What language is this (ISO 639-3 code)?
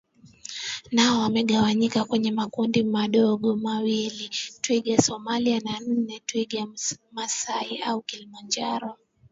swa